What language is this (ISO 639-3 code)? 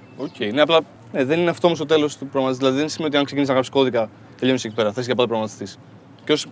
ell